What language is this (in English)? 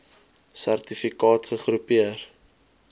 Afrikaans